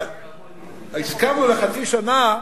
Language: Hebrew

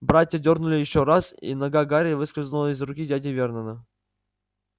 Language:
Russian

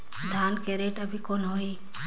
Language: Chhattisgarhi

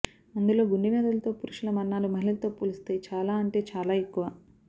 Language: Telugu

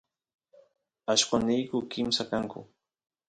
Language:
Santiago del Estero Quichua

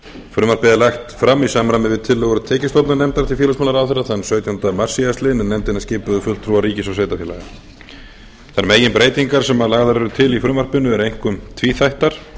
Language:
Icelandic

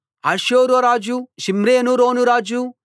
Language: Telugu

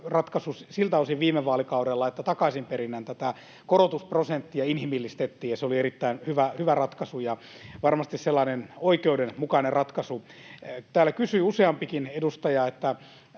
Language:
Finnish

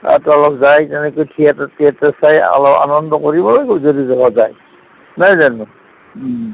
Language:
Assamese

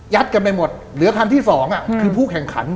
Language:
Thai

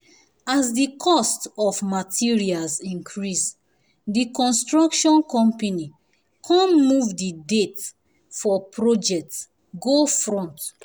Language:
Nigerian Pidgin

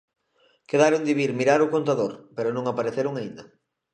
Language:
Galician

